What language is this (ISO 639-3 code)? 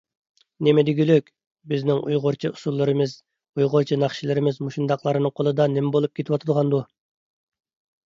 uig